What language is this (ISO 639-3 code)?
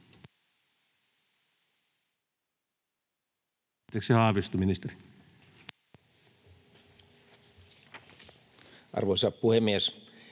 fin